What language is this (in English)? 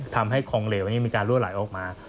Thai